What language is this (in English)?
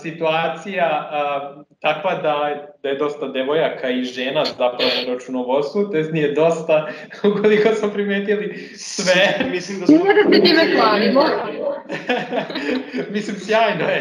Croatian